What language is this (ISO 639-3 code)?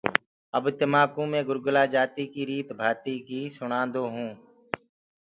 ggg